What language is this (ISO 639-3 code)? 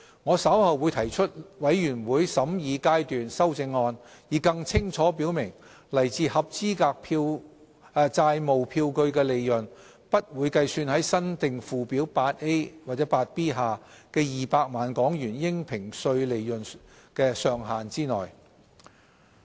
yue